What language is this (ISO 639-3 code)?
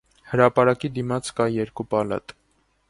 hye